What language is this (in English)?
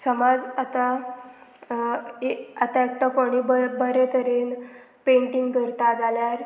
Konkani